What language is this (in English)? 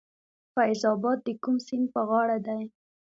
Pashto